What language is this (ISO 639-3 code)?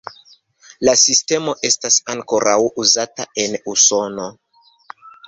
epo